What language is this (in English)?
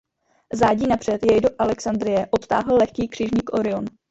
Czech